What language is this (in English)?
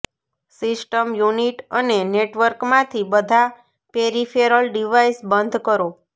Gujarati